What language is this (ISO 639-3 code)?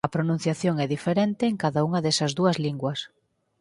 glg